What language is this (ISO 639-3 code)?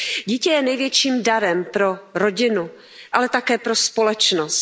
ces